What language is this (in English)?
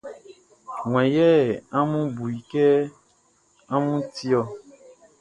Baoulé